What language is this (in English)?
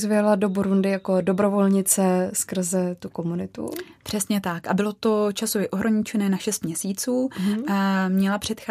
Czech